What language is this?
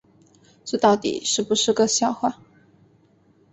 Chinese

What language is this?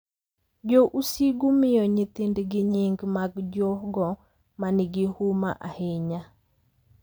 Luo (Kenya and Tanzania)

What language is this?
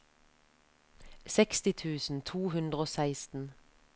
Norwegian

